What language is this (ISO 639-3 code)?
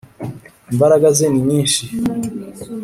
kin